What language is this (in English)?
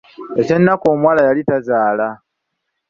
Ganda